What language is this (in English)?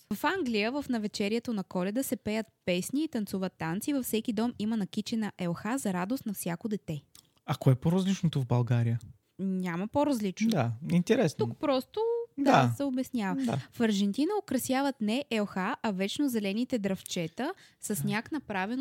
Bulgarian